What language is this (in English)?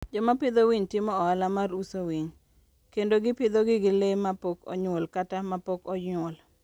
Luo (Kenya and Tanzania)